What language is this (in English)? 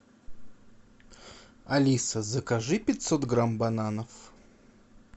Russian